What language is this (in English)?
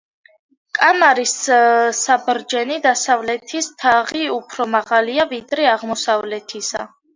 Georgian